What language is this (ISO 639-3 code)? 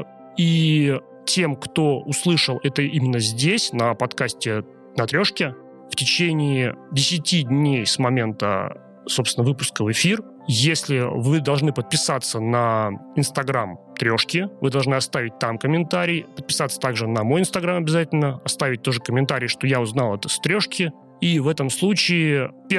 rus